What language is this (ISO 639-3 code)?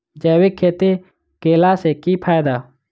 mai